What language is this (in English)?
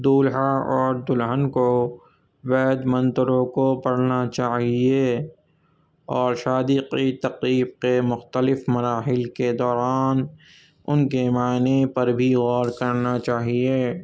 Urdu